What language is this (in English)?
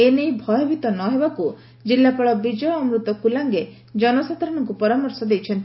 Odia